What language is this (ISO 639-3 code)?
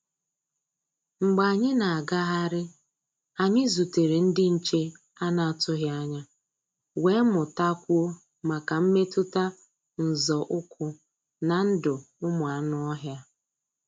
ibo